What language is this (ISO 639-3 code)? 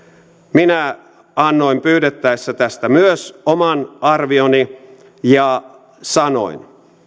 fin